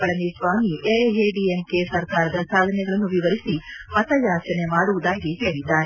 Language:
Kannada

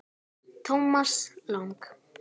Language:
Icelandic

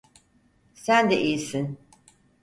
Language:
Turkish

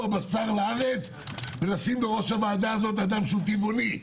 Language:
Hebrew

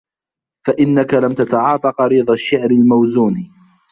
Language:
Arabic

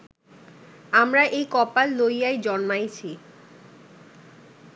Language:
Bangla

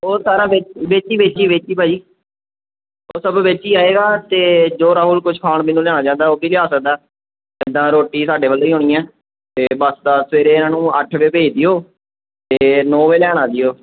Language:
Punjabi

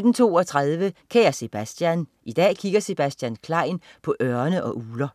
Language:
Danish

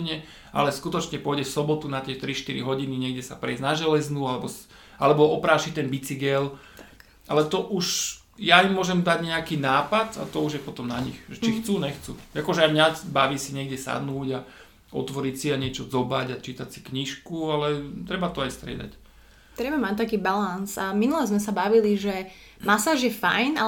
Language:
Slovak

